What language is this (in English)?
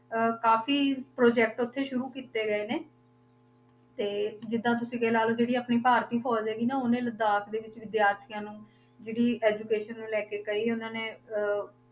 Punjabi